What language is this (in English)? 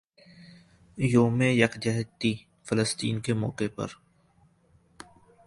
Urdu